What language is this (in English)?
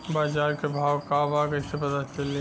Bhojpuri